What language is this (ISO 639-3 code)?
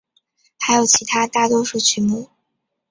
zho